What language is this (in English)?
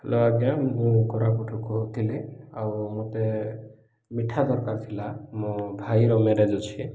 Odia